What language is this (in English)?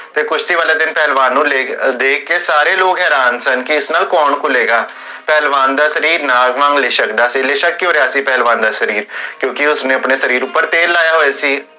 Punjabi